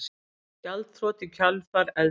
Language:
Icelandic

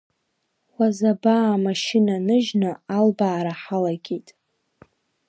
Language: Abkhazian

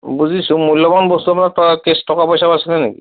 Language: Assamese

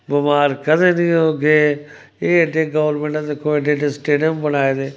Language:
Dogri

